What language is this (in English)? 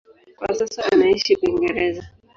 Swahili